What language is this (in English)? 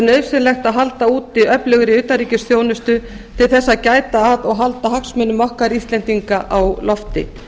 Icelandic